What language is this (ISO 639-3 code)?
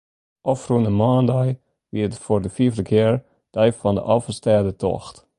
fry